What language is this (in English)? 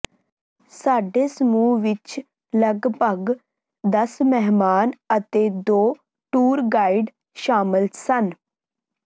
Punjabi